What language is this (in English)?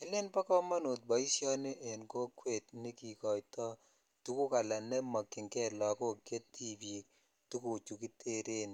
Kalenjin